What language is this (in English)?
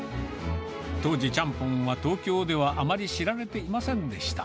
Japanese